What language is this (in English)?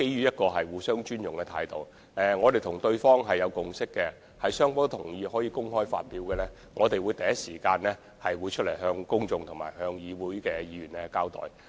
Cantonese